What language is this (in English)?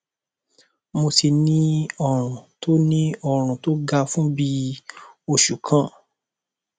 Yoruba